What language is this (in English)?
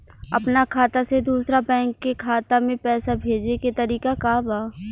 Bhojpuri